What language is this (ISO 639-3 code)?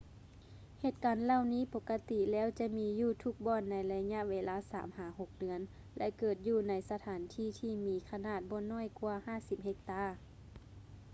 lao